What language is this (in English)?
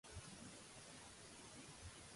Catalan